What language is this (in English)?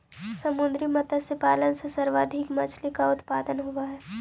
Magahi